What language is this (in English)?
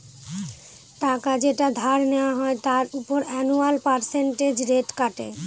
Bangla